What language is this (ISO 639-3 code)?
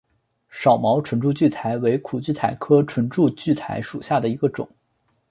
zho